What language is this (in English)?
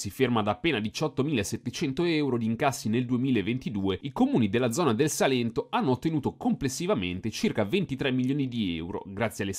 Italian